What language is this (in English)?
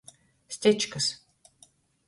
Latgalian